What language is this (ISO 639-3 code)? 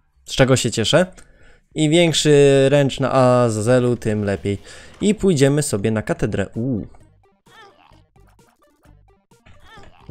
pol